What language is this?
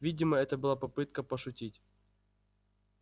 Russian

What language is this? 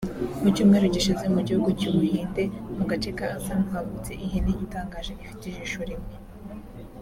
Kinyarwanda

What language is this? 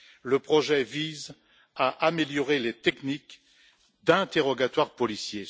French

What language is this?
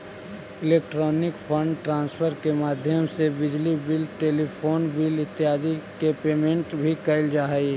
Magahi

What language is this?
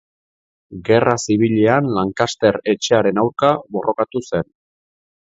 Basque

